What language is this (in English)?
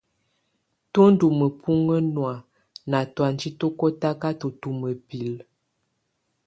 Tunen